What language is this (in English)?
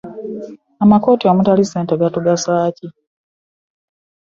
Ganda